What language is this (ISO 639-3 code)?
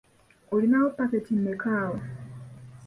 lug